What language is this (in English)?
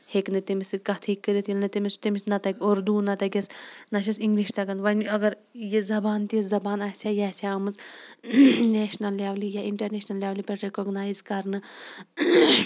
Kashmiri